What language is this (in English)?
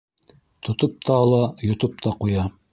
Bashkir